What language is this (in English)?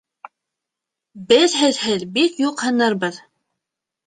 Bashkir